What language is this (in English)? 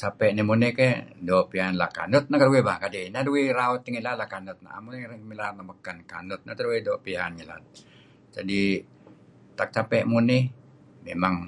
Kelabit